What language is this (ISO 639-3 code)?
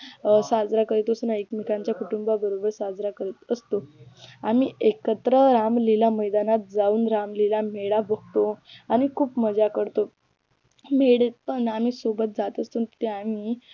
mar